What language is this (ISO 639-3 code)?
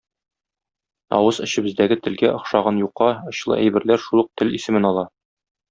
tat